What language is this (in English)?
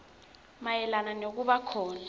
Swati